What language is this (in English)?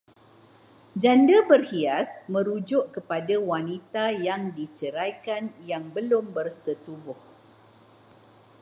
Malay